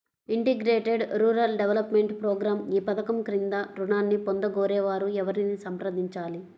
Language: Telugu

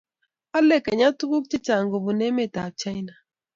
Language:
Kalenjin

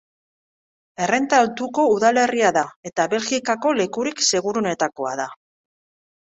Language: Basque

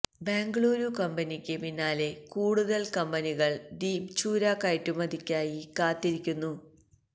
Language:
Malayalam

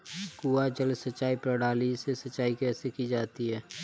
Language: Hindi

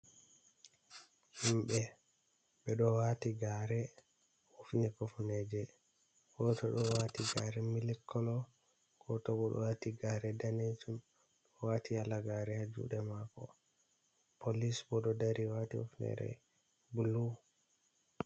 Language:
Fula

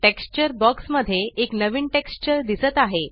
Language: Marathi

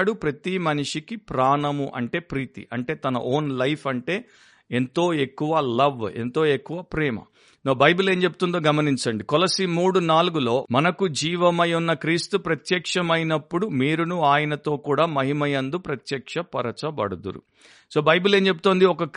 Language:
Telugu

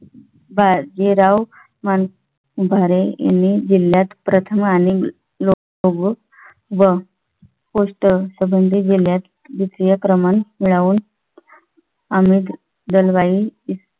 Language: Marathi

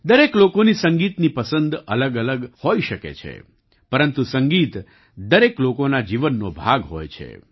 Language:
Gujarati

